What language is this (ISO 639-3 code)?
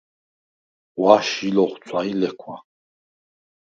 sva